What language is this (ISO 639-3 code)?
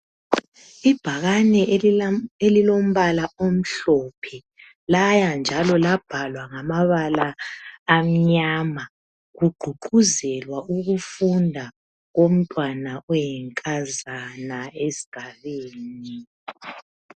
nde